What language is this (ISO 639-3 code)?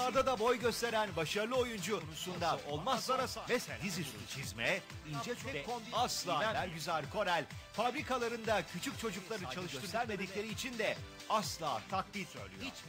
tur